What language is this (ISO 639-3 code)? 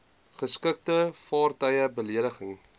afr